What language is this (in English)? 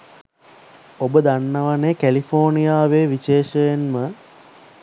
Sinhala